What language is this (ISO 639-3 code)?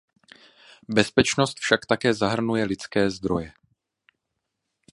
ces